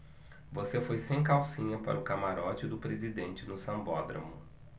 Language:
Portuguese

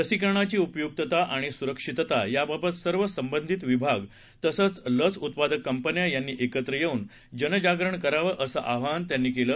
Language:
Marathi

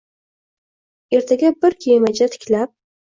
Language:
Uzbek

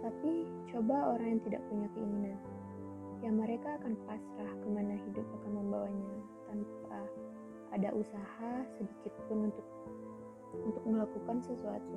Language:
Indonesian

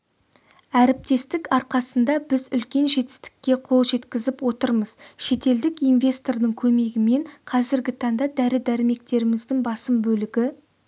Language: Kazakh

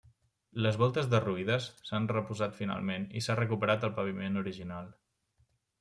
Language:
Catalan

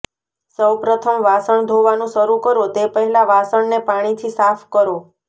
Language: Gujarati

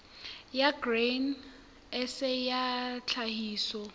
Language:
Southern Sotho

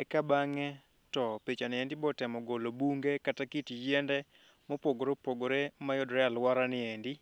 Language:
Luo (Kenya and Tanzania)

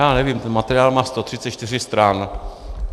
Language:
Czech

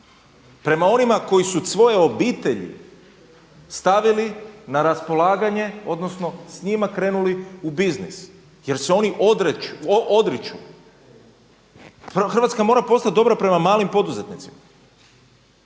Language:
Croatian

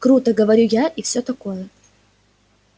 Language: Russian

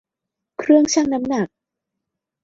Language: Thai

